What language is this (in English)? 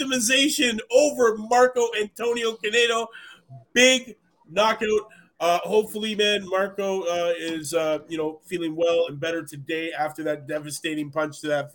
English